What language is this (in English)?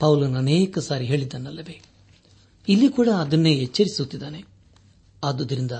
Kannada